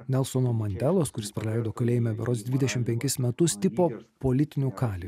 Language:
Lithuanian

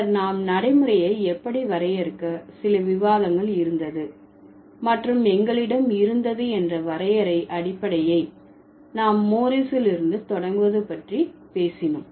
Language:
Tamil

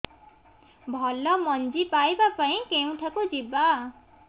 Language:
Odia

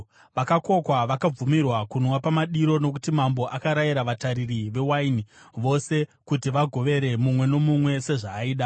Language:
Shona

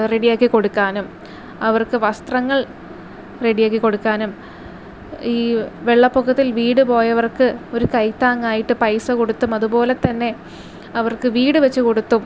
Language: Malayalam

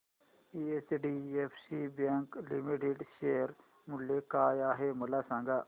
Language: Marathi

